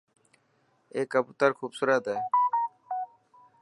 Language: Dhatki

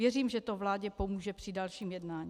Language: Czech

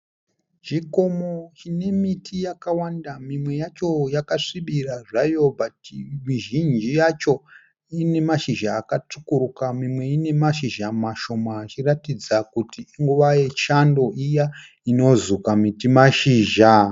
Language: Shona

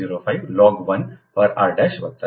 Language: Gujarati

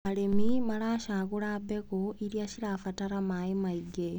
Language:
Kikuyu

